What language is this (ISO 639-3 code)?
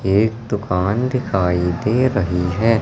hin